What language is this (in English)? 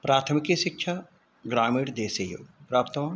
Sanskrit